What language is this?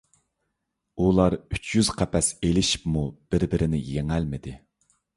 Uyghur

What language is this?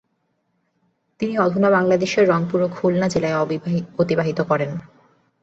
Bangla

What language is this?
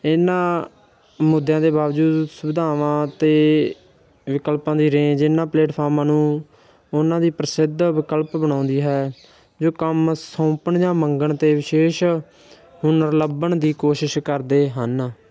Punjabi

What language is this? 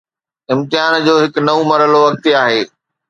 Sindhi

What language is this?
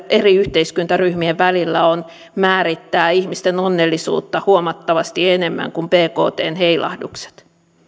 Finnish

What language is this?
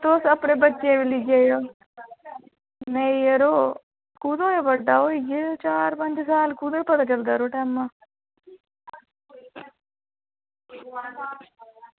Dogri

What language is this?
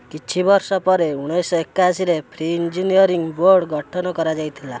Odia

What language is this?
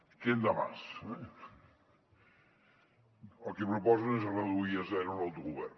Catalan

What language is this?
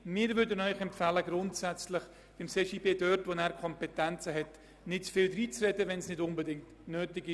Swiss German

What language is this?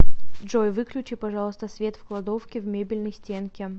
Russian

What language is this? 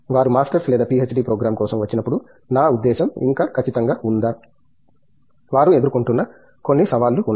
Telugu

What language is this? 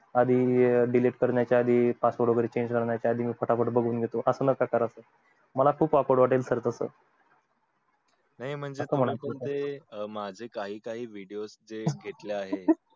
Marathi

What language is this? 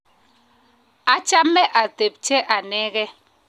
Kalenjin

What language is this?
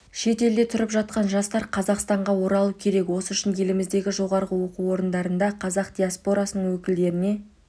Kazakh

